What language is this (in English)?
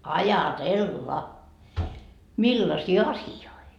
Finnish